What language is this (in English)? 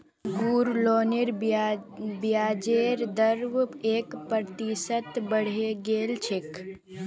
Magahi